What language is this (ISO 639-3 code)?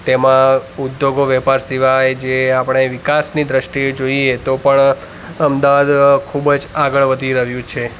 guj